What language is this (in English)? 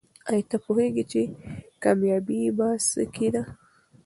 Pashto